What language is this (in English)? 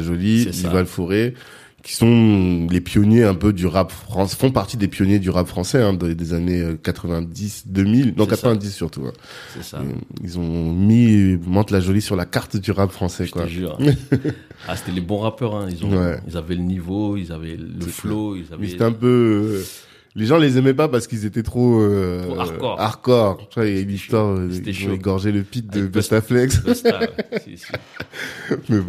French